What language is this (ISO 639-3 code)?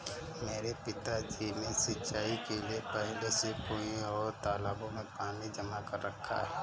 hin